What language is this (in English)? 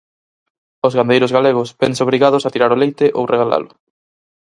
Galician